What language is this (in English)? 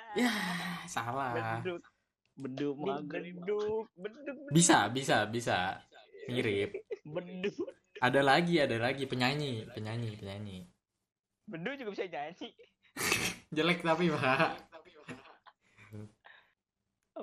Indonesian